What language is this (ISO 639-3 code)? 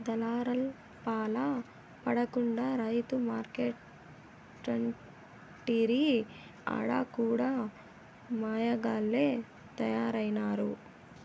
tel